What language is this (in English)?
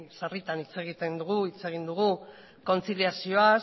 Basque